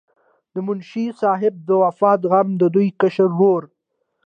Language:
Pashto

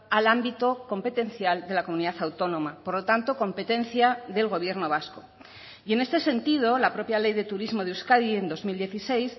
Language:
Spanish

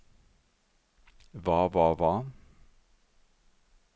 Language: Norwegian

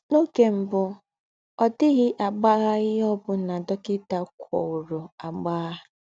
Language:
Igbo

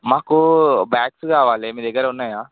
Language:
Telugu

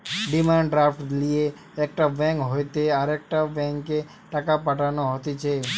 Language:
Bangla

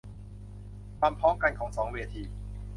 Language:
Thai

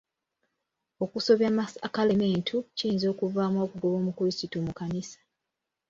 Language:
Ganda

